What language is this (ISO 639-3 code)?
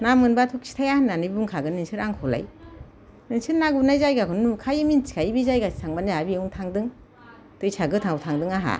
brx